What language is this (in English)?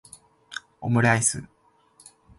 Japanese